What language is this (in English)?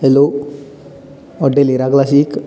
Konkani